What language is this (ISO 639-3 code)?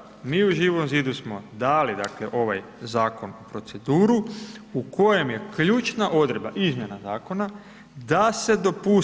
hrv